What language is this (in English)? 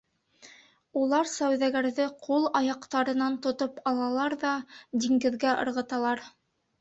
Bashkir